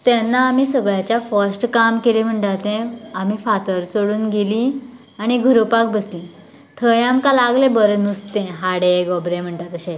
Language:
Konkani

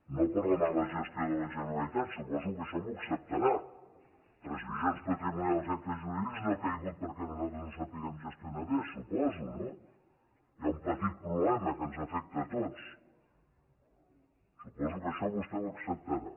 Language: Catalan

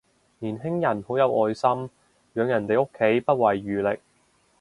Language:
Cantonese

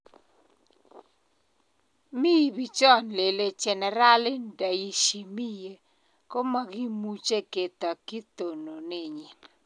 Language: Kalenjin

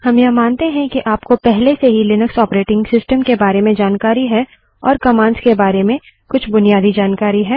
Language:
Hindi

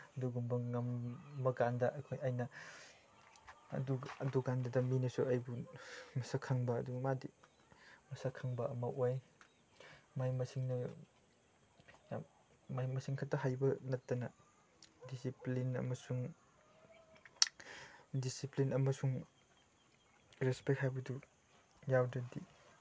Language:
Manipuri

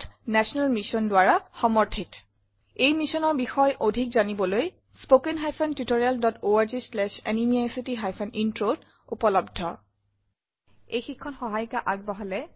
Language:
Assamese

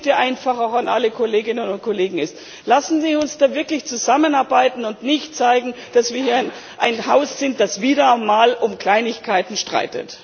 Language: German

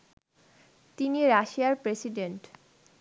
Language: Bangla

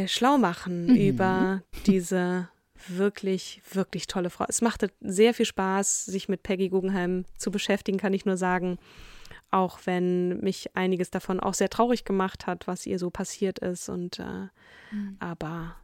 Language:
German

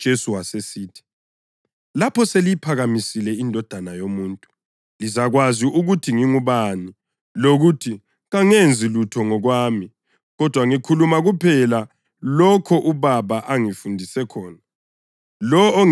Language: North Ndebele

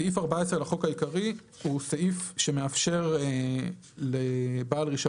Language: Hebrew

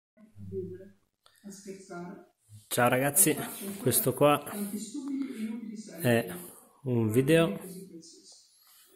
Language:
Italian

